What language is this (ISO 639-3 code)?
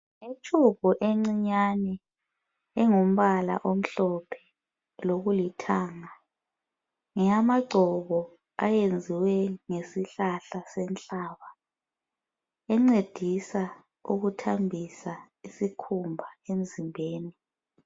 nde